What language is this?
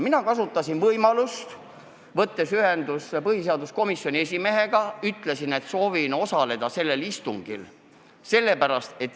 Estonian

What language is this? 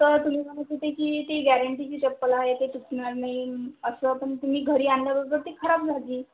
Marathi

